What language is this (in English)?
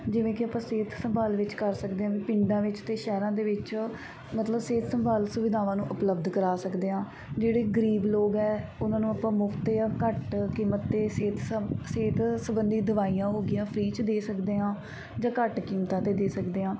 Punjabi